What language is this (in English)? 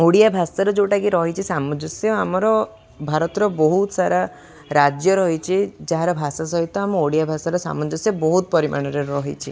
Odia